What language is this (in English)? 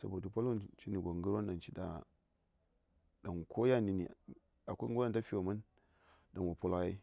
Saya